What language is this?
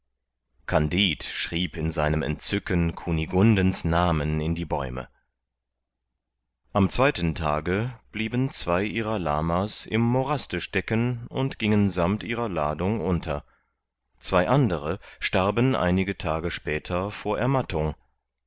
German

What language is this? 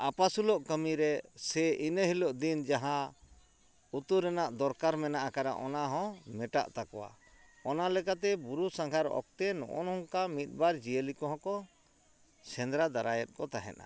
Santali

